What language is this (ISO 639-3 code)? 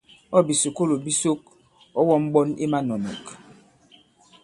abb